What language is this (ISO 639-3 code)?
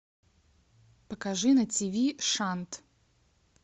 rus